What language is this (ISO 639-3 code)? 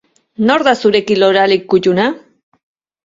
eus